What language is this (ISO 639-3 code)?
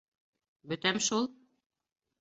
bak